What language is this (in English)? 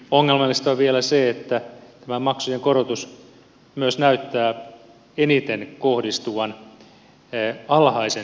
Finnish